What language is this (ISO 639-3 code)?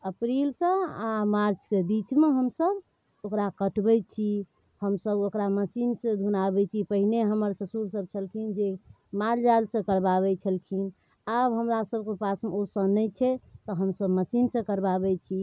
mai